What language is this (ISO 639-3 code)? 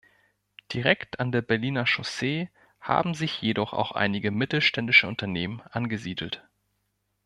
deu